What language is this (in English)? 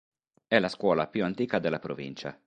Italian